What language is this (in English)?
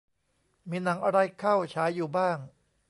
Thai